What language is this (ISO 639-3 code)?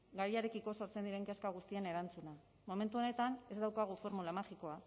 eus